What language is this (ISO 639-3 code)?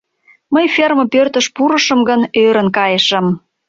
chm